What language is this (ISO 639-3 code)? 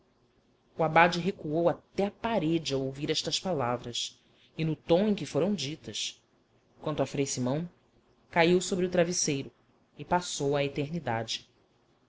por